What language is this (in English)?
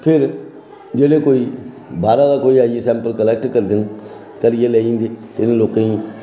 Dogri